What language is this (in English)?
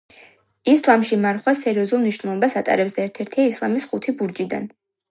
Georgian